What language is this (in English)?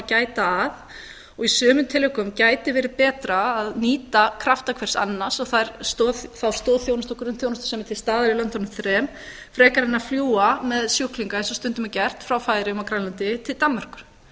Icelandic